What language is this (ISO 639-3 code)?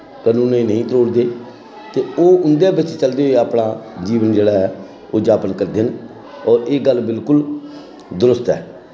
doi